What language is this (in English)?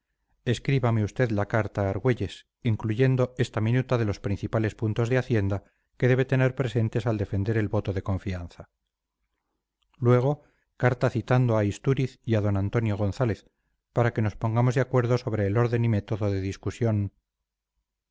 Spanish